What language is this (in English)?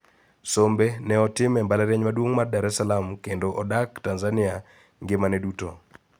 Luo (Kenya and Tanzania)